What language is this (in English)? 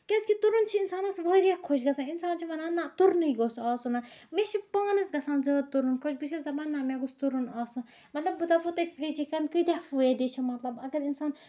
Kashmiri